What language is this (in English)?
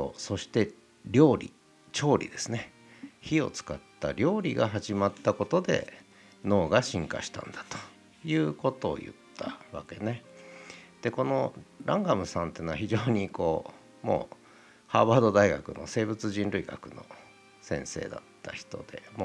Japanese